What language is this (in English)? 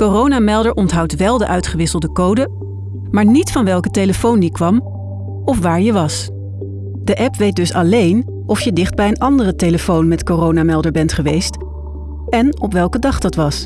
Dutch